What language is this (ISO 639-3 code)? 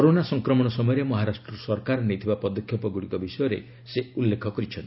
ori